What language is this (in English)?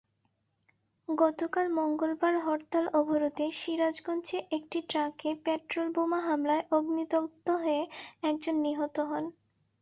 Bangla